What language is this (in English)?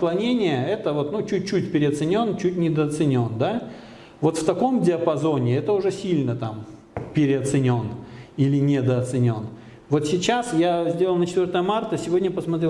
Russian